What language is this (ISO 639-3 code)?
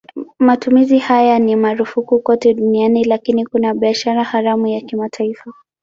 swa